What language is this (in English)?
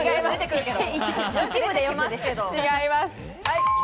Japanese